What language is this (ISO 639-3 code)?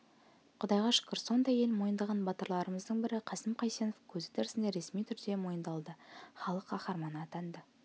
kaz